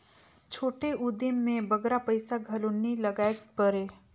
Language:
Chhattisgarhi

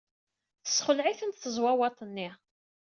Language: Kabyle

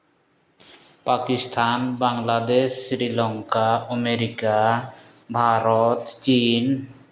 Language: Santali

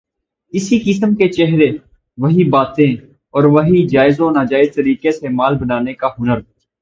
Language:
Urdu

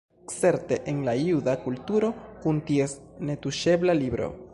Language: Esperanto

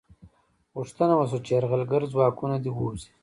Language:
Pashto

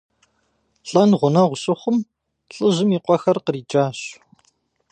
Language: Kabardian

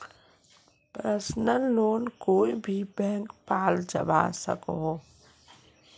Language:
Magahi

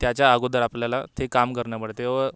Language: Marathi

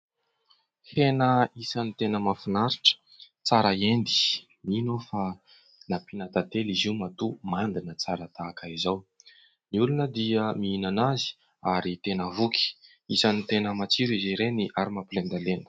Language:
Malagasy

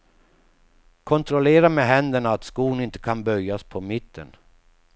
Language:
Swedish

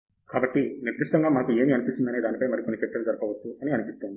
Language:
Telugu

